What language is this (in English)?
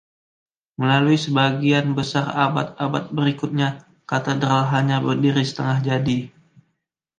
Indonesian